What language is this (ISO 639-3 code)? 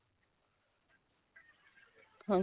pan